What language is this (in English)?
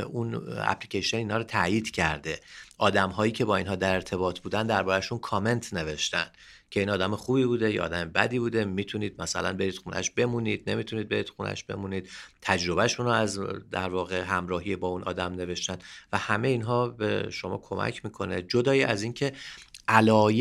Persian